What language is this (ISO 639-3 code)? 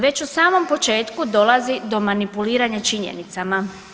hrv